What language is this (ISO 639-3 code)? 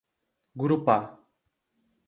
por